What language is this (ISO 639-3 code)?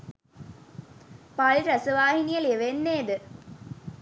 sin